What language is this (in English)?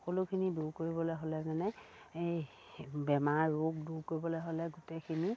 Assamese